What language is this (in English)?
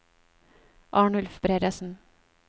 Norwegian